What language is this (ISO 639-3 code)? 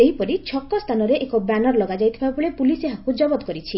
ori